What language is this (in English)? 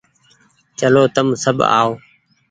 Goaria